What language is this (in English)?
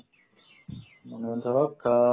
Assamese